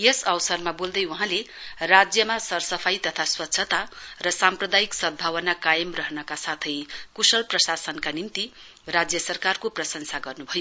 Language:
Nepali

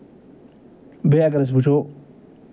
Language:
Kashmiri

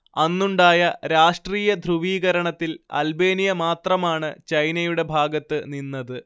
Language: Malayalam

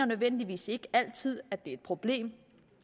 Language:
Danish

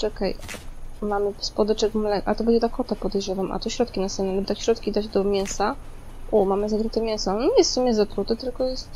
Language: Polish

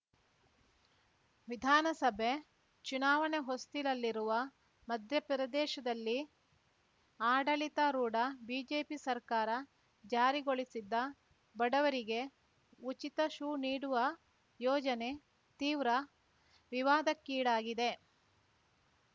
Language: Kannada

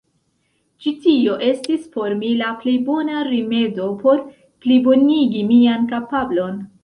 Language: Esperanto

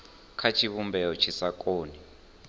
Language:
Venda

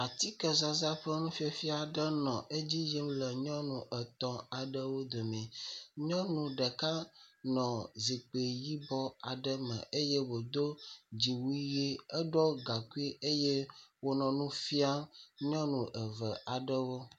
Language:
Ewe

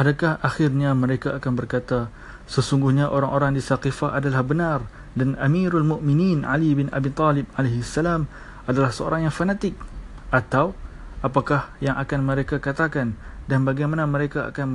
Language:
Malay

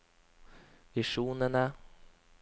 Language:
Norwegian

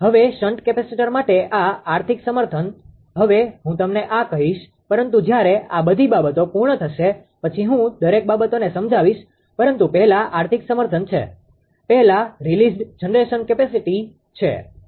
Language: Gujarati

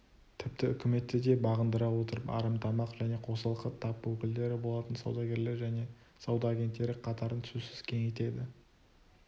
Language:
Kazakh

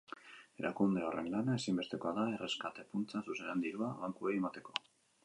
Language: Basque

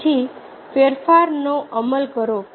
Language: Gujarati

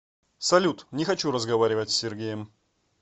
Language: Russian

